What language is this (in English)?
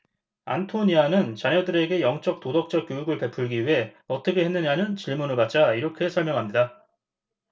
Korean